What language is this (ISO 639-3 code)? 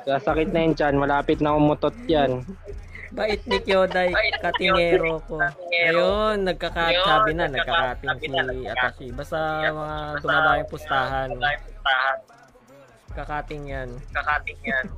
fil